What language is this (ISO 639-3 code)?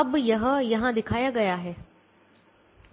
hin